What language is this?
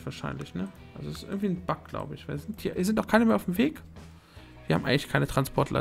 German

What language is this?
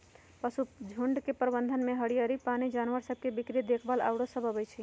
Magahi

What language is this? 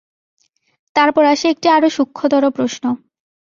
Bangla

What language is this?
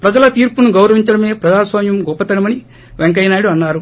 Telugu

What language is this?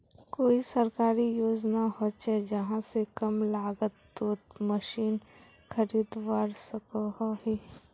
Magahi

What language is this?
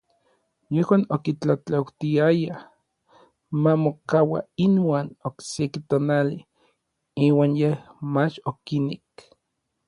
Orizaba Nahuatl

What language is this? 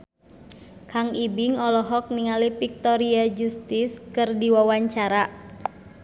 Sundanese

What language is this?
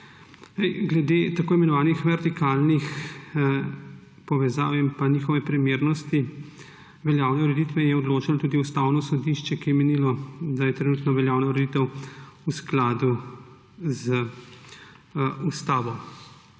Slovenian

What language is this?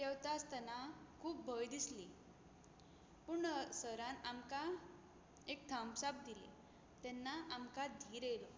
Konkani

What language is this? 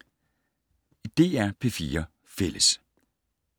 Danish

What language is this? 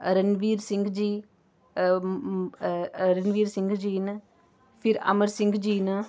Dogri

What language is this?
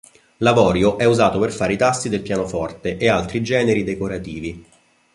Italian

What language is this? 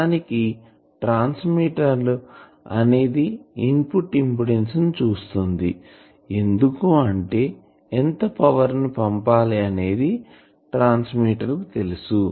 Telugu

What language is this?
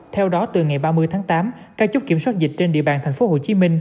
Vietnamese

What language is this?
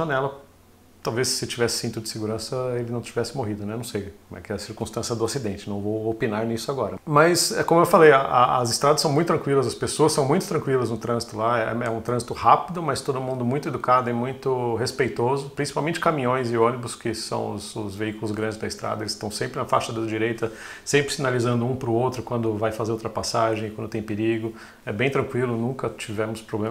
Portuguese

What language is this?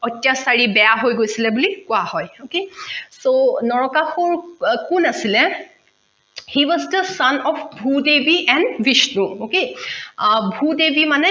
Assamese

